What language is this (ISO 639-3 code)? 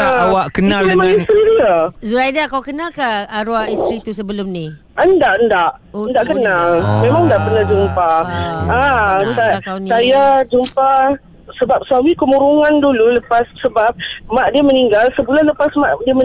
msa